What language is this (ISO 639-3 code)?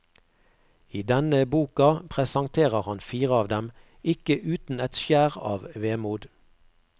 nor